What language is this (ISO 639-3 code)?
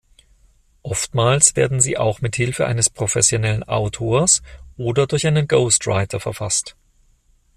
deu